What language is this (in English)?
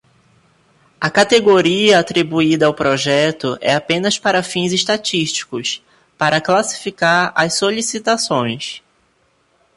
Portuguese